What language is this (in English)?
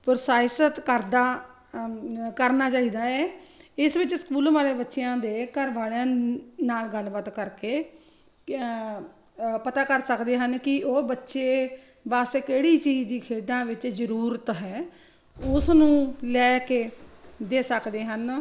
Punjabi